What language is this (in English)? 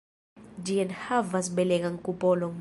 Esperanto